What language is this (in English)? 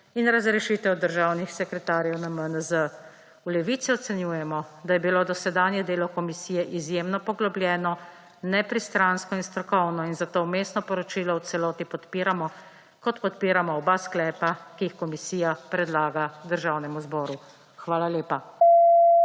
Slovenian